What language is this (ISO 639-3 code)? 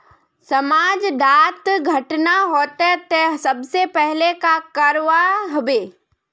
mag